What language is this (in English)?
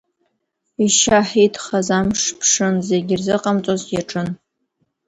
Abkhazian